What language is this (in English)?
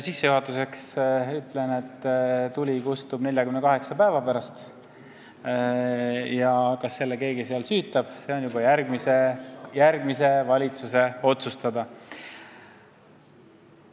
Estonian